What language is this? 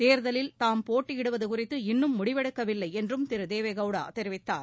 Tamil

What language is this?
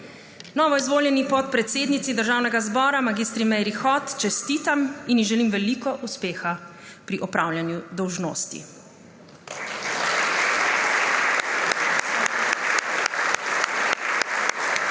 Slovenian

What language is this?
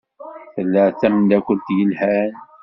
Kabyle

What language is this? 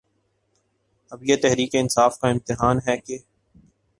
Urdu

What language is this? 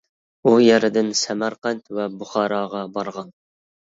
Uyghur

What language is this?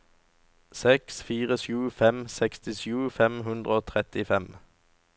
Norwegian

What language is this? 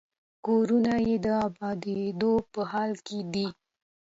Pashto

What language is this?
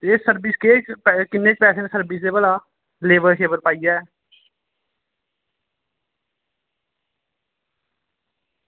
Dogri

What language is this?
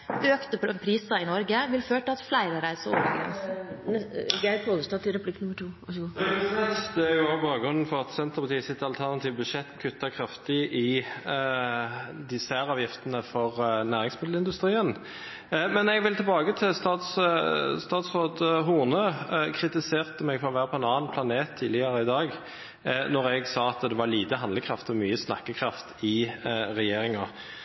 Norwegian Bokmål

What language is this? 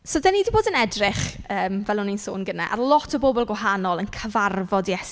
Welsh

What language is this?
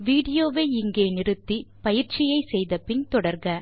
Tamil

